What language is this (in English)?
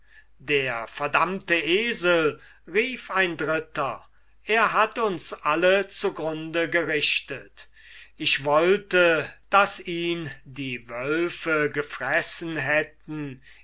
German